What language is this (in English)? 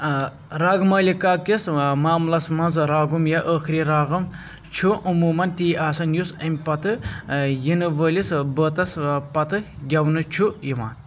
Kashmiri